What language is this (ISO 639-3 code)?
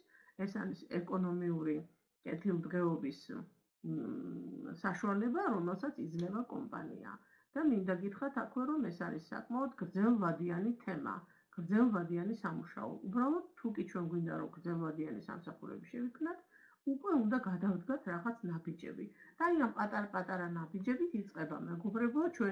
ron